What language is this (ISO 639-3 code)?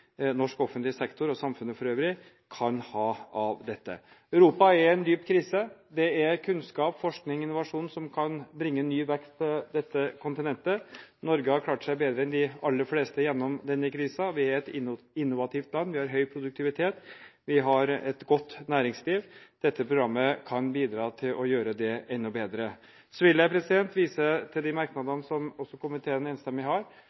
nob